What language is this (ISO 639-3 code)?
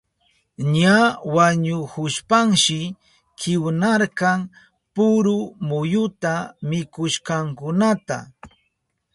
qup